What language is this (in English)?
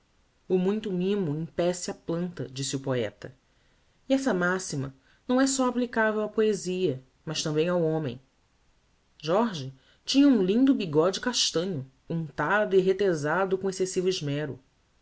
Portuguese